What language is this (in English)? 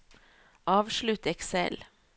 Norwegian